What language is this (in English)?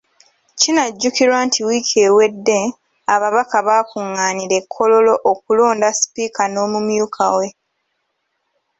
Ganda